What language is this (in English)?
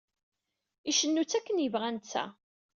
Kabyle